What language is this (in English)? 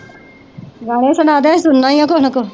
Punjabi